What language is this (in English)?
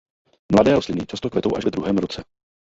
Czech